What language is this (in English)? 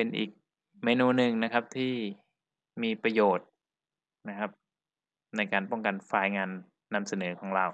Thai